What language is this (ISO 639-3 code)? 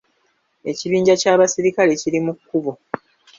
lug